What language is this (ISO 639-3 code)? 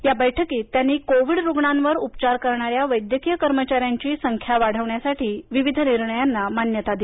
mar